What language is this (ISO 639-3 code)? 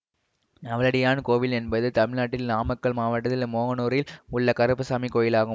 tam